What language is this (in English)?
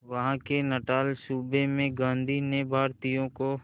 Hindi